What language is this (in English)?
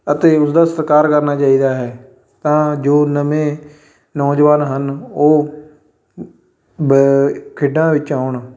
Punjabi